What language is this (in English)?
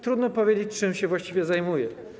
Polish